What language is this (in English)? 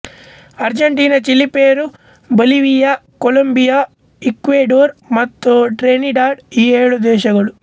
Kannada